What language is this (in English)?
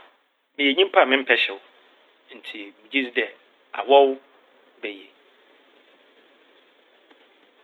Akan